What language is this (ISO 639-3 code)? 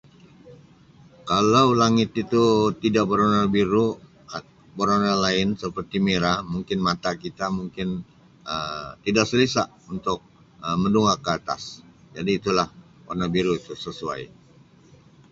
msi